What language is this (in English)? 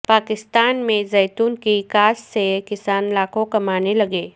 Urdu